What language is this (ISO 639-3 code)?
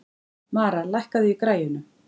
isl